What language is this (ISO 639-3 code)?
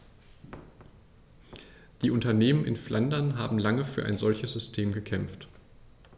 deu